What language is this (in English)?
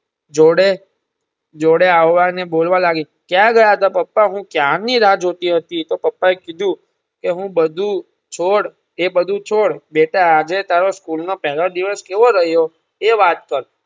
Gujarati